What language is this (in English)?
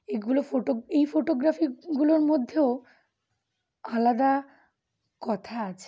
Bangla